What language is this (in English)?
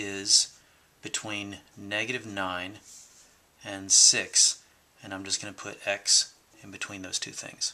English